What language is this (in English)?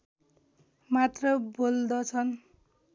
Nepali